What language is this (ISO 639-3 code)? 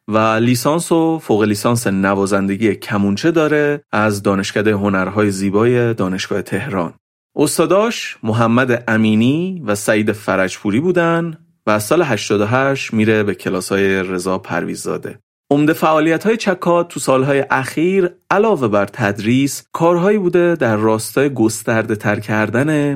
fas